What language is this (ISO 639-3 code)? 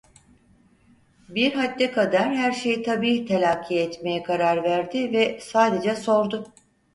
tur